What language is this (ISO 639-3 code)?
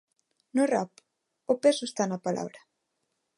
glg